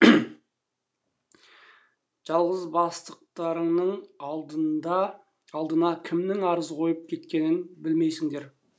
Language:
Kazakh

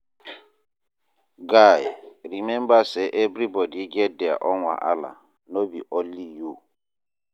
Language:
Nigerian Pidgin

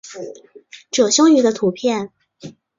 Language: Chinese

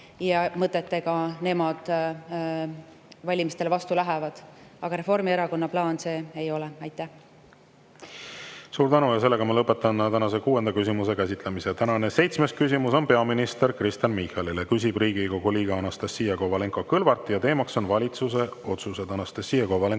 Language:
Estonian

